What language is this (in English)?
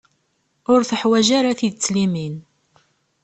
Kabyle